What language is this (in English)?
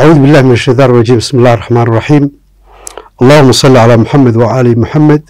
Arabic